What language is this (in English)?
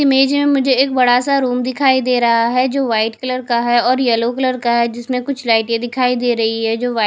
Hindi